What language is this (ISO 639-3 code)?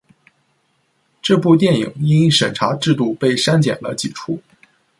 zho